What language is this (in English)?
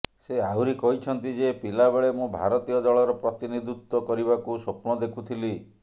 Odia